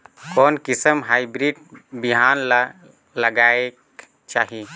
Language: Chhattisgarhi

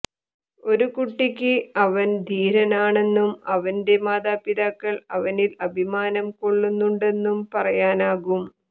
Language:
Malayalam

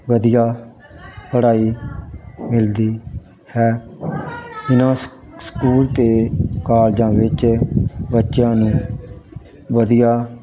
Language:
Punjabi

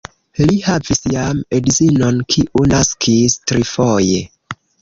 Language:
Esperanto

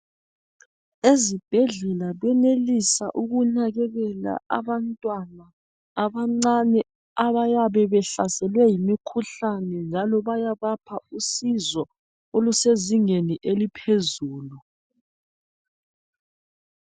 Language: North Ndebele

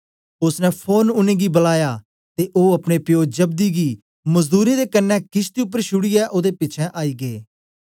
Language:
Dogri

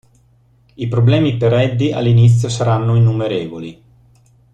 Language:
Italian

